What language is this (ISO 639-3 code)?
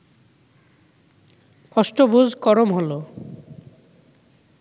ben